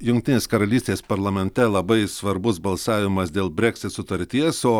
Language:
Lithuanian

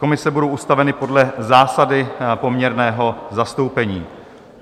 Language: Czech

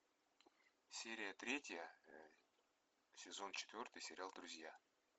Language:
Russian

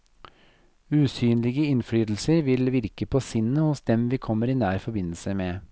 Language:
Norwegian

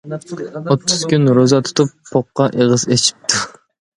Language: Uyghur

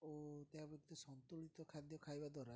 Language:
Odia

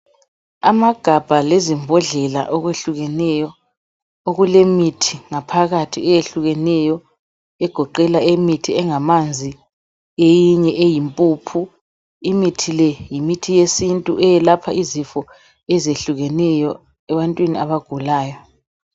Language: North Ndebele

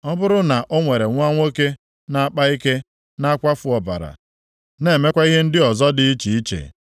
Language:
Igbo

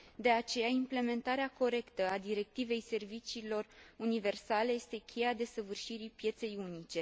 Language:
Romanian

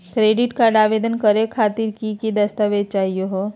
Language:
Magahi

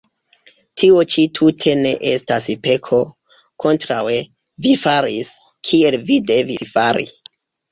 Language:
Esperanto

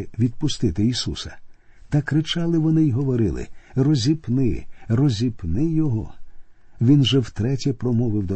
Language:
Ukrainian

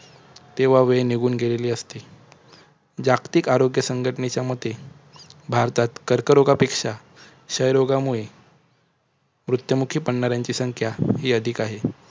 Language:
Marathi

